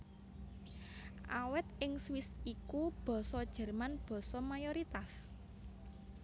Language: Javanese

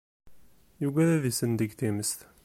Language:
Kabyle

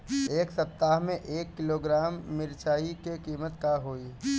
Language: Bhojpuri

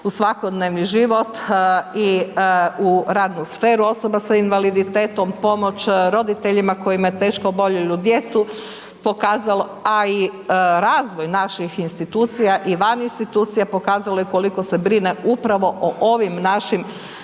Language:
Croatian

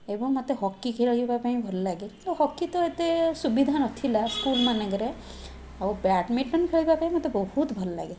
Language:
Odia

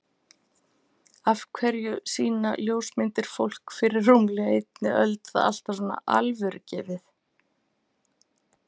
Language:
Icelandic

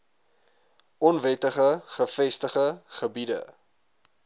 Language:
Afrikaans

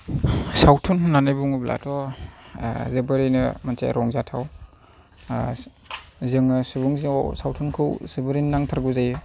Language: Bodo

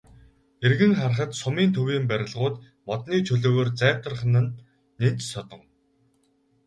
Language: Mongolian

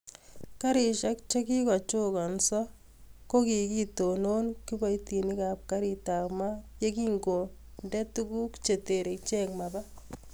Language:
Kalenjin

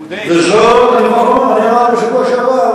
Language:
Hebrew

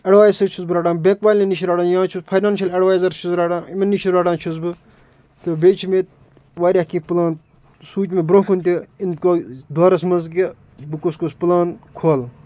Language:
Kashmiri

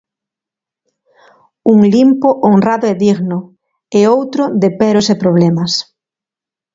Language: Galician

